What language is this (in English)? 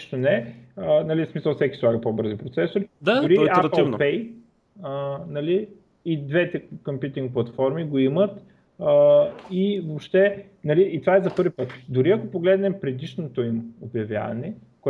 Bulgarian